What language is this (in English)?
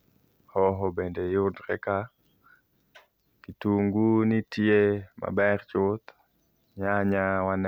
Luo (Kenya and Tanzania)